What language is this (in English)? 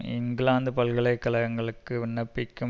Tamil